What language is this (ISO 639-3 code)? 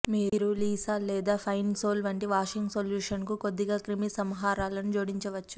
tel